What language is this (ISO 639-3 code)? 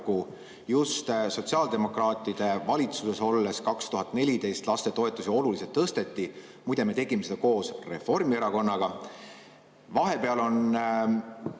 est